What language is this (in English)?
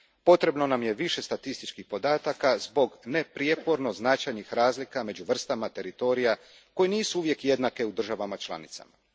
Croatian